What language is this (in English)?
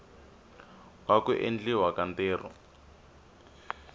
Tsonga